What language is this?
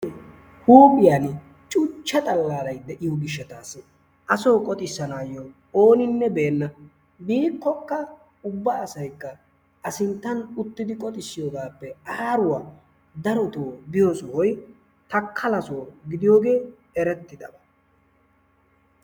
Wolaytta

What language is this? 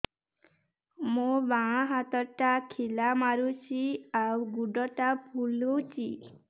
Odia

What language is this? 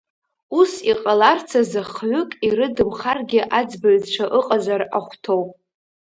Abkhazian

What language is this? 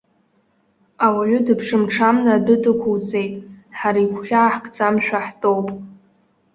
Abkhazian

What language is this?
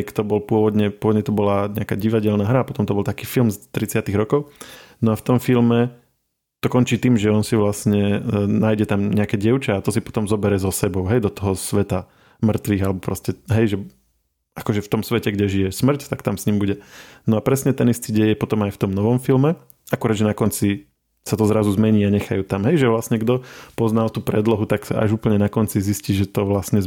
Slovak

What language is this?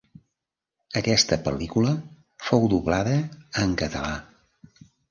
Catalan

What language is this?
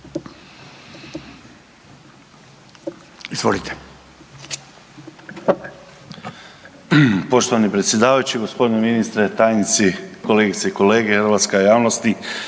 Croatian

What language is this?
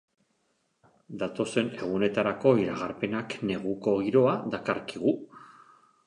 Basque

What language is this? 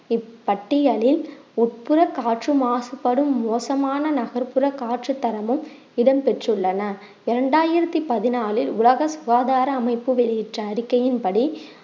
Tamil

